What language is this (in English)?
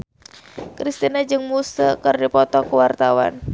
Sundanese